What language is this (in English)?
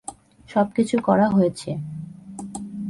Bangla